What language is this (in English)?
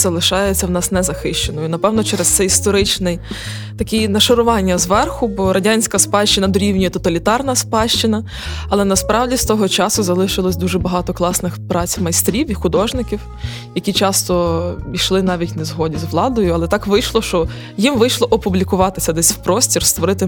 Ukrainian